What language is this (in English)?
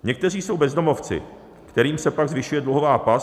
Czech